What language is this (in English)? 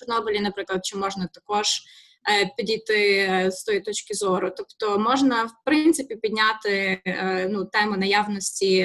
Ukrainian